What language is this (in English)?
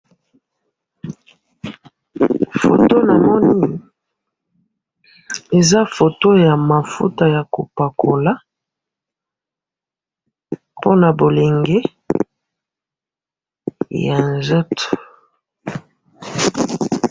Lingala